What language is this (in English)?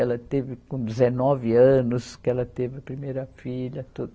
Portuguese